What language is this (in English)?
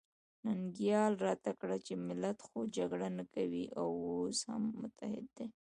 Pashto